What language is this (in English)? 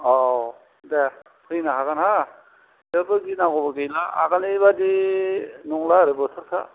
Bodo